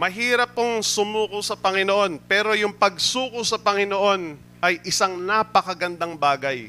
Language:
Filipino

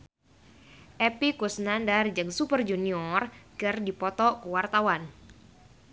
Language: Sundanese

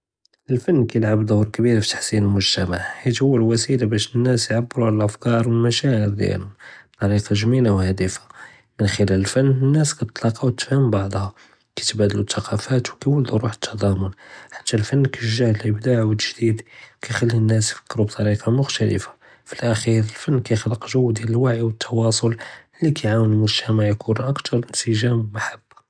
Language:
Judeo-Arabic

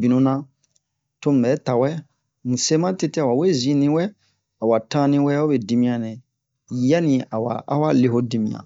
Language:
Bomu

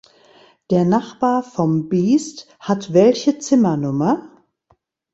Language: German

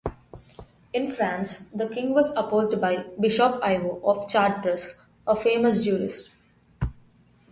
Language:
English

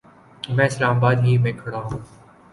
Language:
Urdu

